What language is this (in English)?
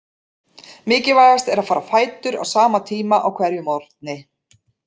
Icelandic